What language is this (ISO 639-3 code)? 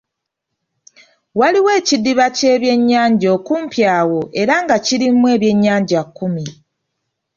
lug